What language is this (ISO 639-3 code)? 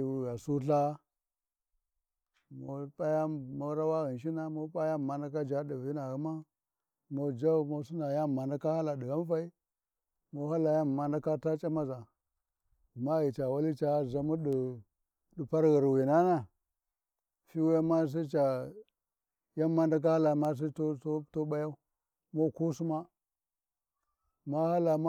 wji